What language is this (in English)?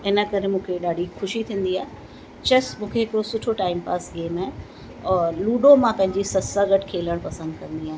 Sindhi